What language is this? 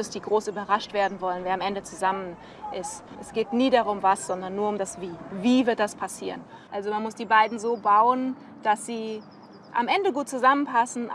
German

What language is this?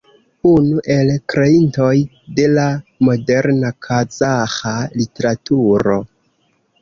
Esperanto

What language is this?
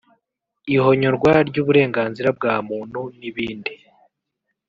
Kinyarwanda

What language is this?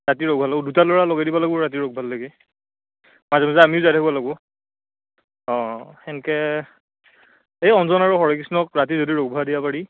Assamese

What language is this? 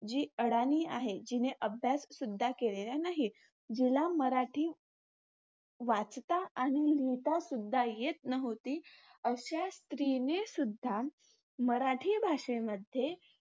Marathi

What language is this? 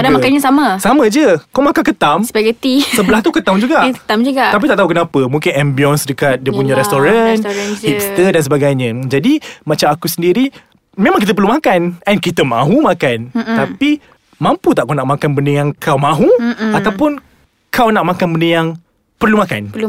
Malay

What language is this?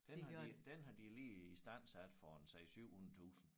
Danish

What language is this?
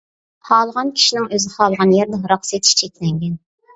Uyghur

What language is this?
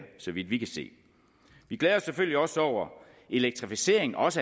Danish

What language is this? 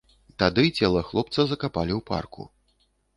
Belarusian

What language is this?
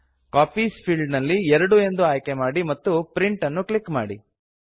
Kannada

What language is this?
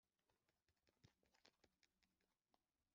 Kinyarwanda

